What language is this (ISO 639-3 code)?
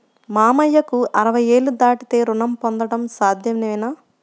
tel